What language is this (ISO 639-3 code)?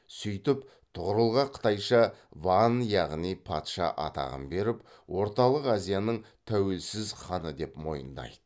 kaz